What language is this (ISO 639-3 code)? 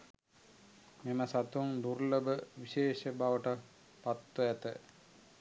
sin